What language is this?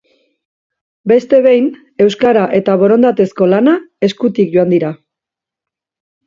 Basque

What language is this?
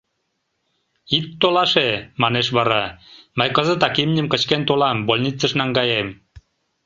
Mari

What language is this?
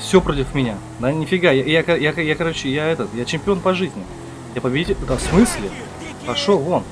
Russian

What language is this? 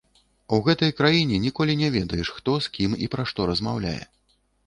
Belarusian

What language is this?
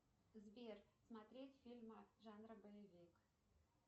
Russian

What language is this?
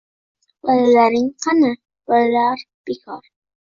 Uzbek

